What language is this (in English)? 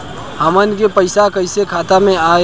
Bhojpuri